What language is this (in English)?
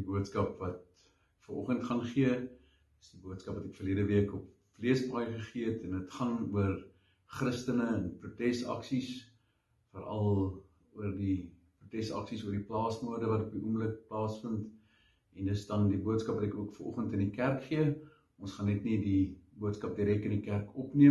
Dutch